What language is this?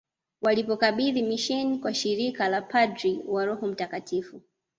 Swahili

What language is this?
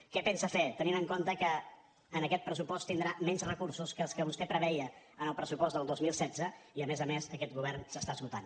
Catalan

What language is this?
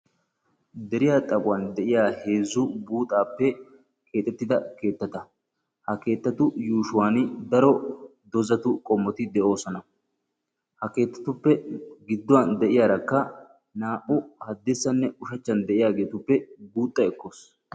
Wolaytta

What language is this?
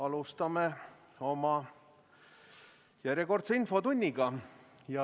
Estonian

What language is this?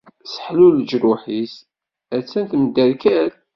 Kabyle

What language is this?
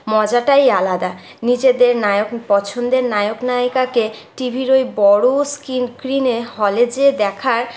Bangla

